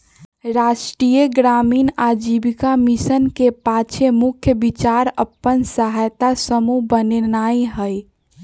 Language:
Magahi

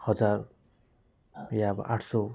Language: Nepali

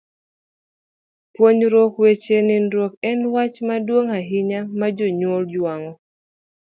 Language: Luo (Kenya and Tanzania)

